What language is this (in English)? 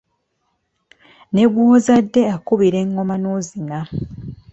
Ganda